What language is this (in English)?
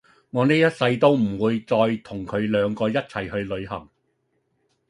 Cantonese